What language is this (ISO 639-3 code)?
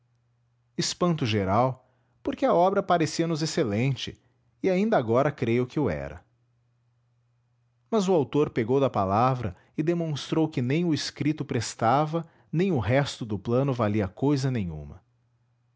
por